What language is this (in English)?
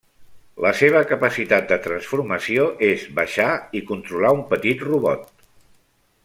Catalan